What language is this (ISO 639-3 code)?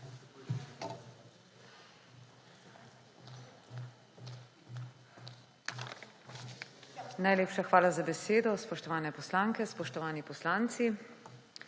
slv